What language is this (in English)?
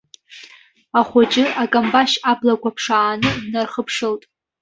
Abkhazian